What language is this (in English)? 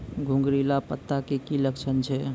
Maithili